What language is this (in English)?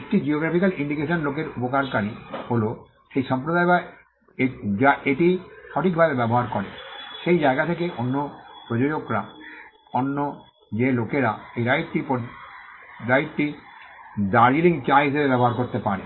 Bangla